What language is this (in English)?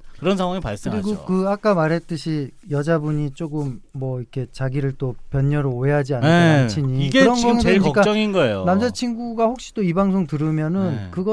Korean